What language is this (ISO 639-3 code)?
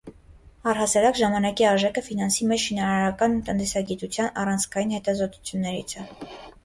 hye